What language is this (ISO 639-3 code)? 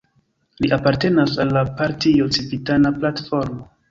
epo